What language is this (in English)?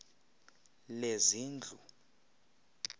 Xhosa